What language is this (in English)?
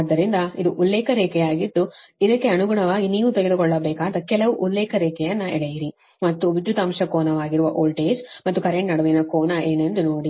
Kannada